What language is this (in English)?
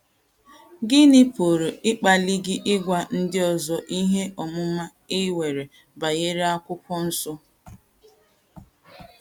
Igbo